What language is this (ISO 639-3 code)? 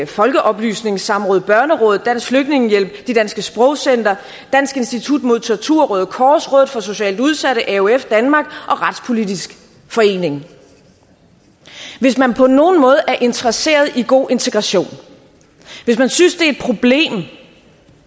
dan